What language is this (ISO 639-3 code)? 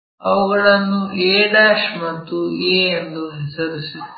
kan